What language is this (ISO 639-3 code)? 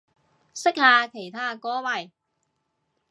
yue